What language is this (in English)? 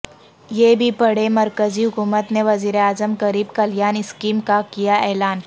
Urdu